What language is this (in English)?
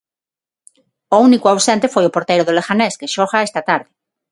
Galician